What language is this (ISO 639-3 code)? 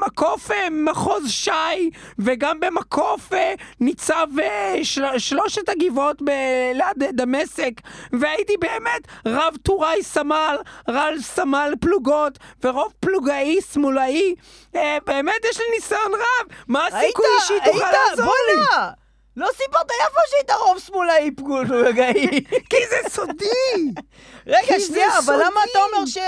heb